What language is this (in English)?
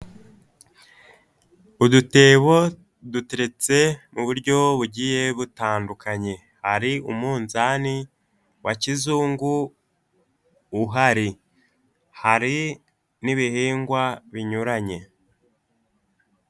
Kinyarwanda